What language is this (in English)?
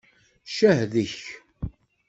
Kabyle